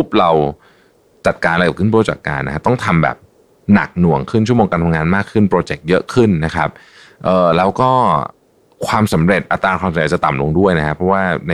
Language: Thai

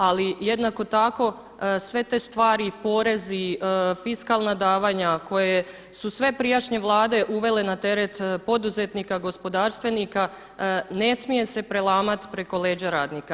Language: Croatian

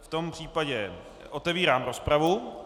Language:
Czech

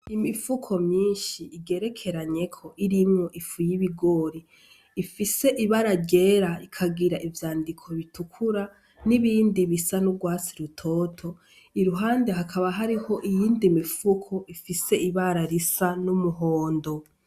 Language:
Rundi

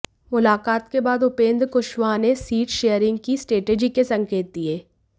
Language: Hindi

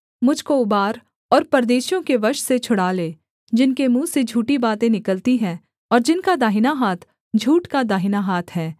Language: Hindi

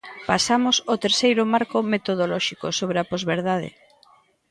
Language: Galician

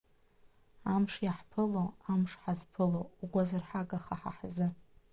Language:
Abkhazian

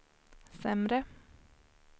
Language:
Swedish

